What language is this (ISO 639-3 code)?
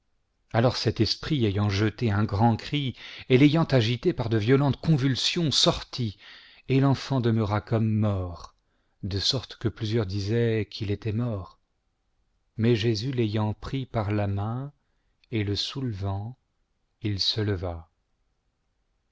fra